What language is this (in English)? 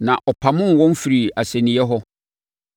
Akan